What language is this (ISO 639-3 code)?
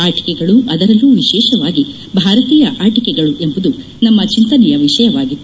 kan